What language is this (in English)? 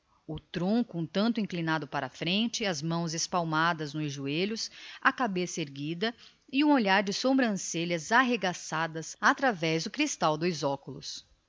Portuguese